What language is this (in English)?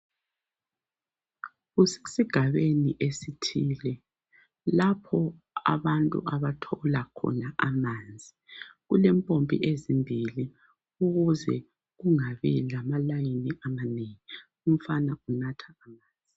North Ndebele